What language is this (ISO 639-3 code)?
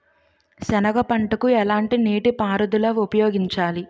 tel